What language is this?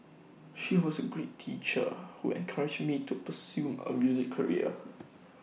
English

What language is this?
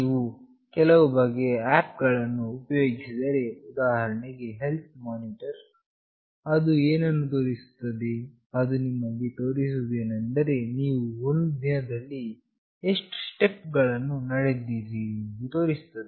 Kannada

